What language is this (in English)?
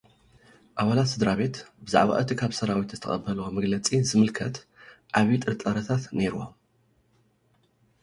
Tigrinya